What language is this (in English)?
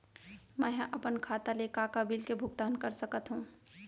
Chhattisgarhi